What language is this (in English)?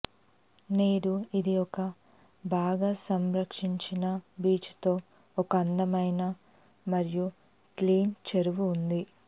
Telugu